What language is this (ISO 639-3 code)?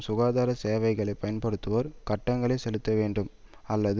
tam